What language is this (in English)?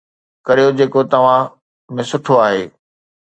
Sindhi